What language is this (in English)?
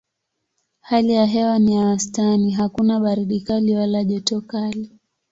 Swahili